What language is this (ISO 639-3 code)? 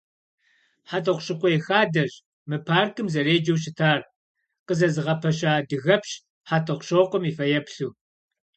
kbd